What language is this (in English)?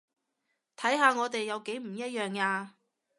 Cantonese